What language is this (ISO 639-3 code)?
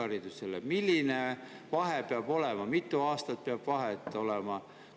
est